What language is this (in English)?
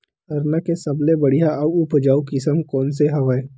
Chhattisgarhi